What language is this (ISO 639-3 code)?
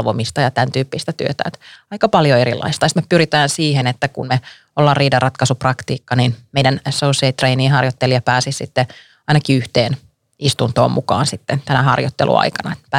fin